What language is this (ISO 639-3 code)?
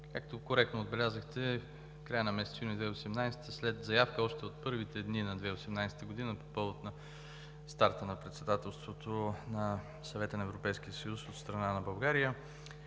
bul